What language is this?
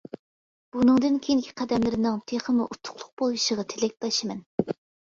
Uyghur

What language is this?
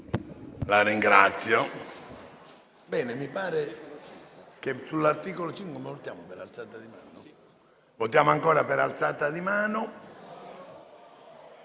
Italian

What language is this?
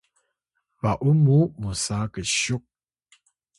Atayal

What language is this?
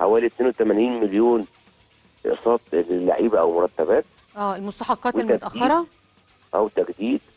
Arabic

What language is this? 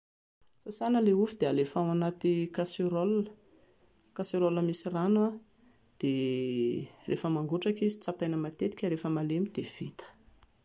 Malagasy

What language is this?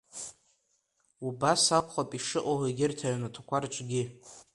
Abkhazian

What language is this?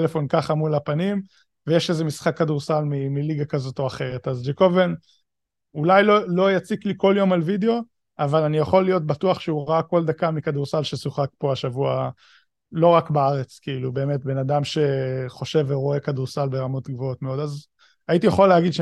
Hebrew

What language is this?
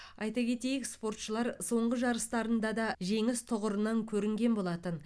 Kazakh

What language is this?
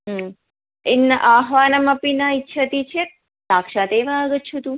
Sanskrit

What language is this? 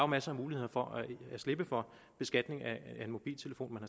Danish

